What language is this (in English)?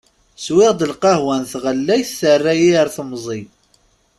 Kabyle